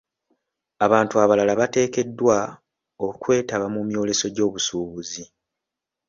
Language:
Ganda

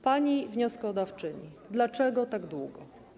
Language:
Polish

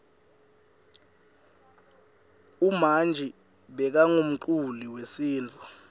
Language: Swati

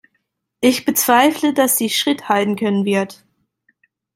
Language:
German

